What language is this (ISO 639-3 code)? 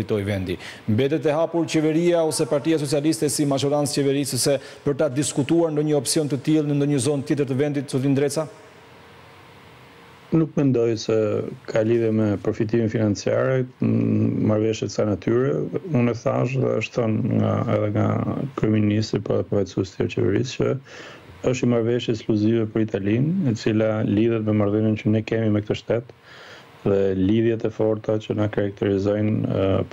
ron